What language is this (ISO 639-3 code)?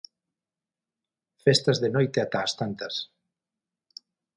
glg